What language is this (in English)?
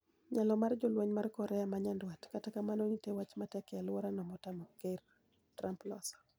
Luo (Kenya and Tanzania)